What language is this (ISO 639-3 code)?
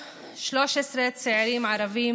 heb